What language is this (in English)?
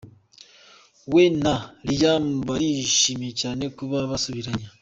Kinyarwanda